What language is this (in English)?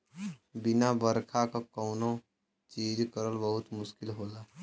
Bhojpuri